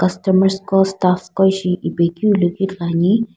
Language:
Sumi Naga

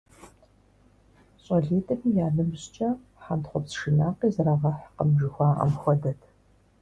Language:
Kabardian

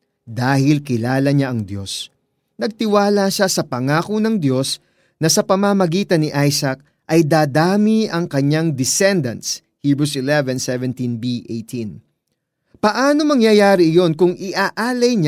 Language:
Filipino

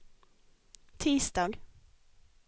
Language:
Swedish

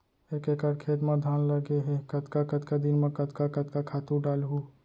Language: Chhattisgarhi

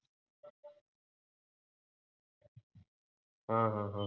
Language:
Marathi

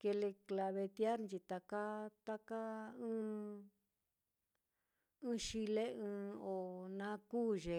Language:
Mitlatongo Mixtec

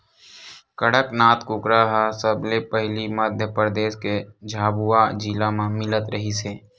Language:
Chhattisgarhi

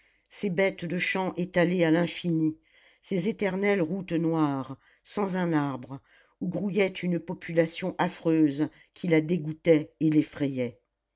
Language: French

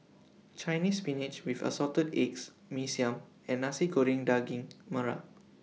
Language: English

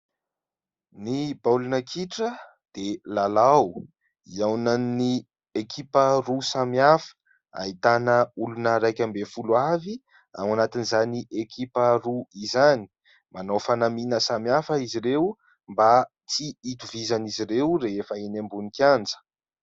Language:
Malagasy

